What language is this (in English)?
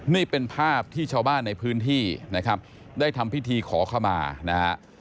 Thai